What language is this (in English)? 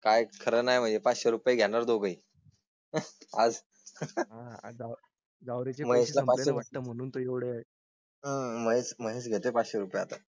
Marathi